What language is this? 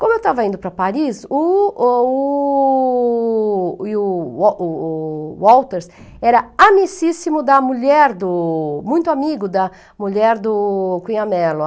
Portuguese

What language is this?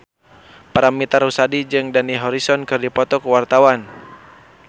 Sundanese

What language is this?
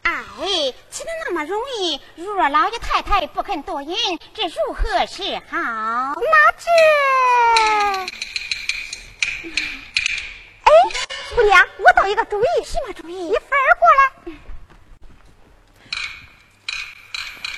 Chinese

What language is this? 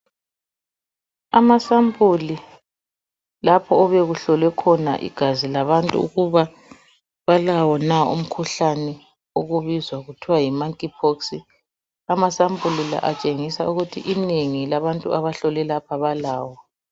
North Ndebele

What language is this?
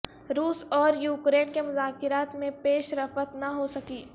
Urdu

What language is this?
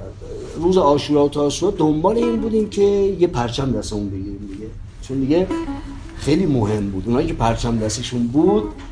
Persian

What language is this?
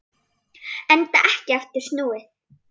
Icelandic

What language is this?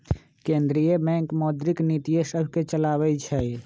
Magahi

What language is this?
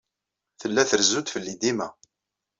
Kabyle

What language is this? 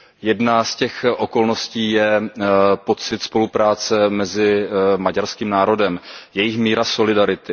Czech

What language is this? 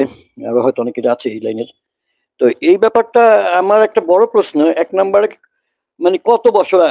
Bangla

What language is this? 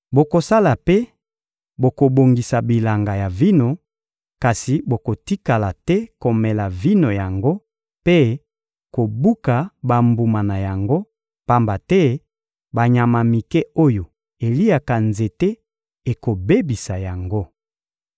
Lingala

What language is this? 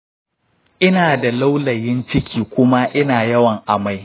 Hausa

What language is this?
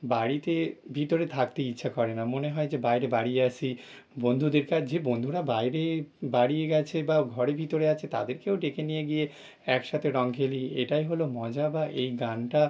Bangla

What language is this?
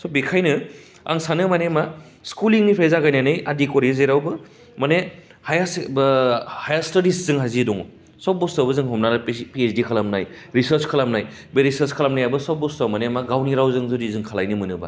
Bodo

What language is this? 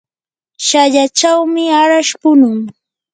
Yanahuanca Pasco Quechua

